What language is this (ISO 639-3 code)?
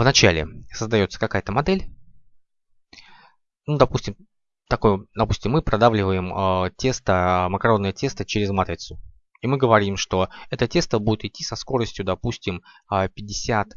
rus